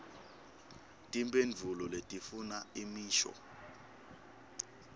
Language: Swati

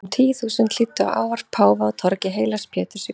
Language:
Icelandic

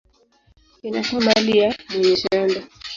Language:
Swahili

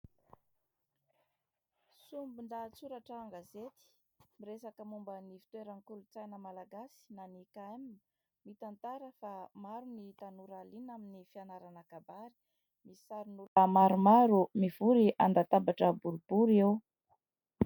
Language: Malagasy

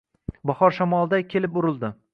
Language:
Uzbek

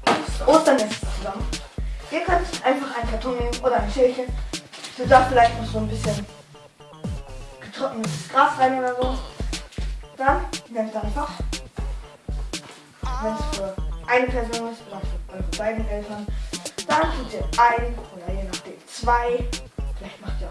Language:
German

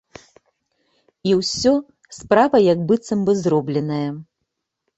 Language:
Belarusian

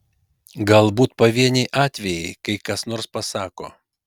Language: Lithuanian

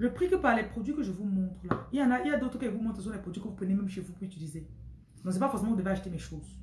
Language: French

